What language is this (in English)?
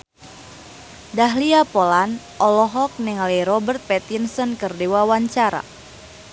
Sundanese